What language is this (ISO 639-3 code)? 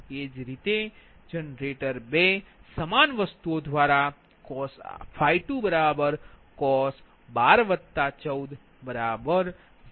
guj